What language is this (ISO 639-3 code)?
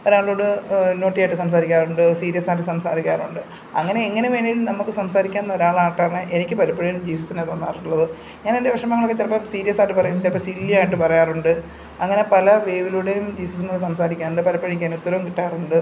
mal